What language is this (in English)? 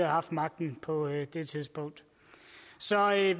Danish